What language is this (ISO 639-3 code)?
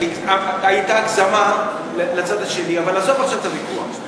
heb